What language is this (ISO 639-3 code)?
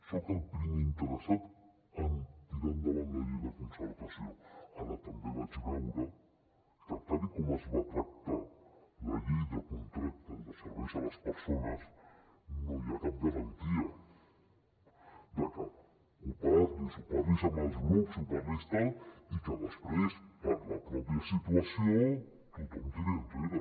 cat